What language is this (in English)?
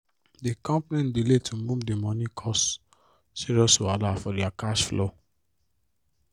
Nigerian Pidgin